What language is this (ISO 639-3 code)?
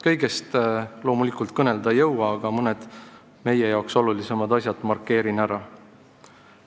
est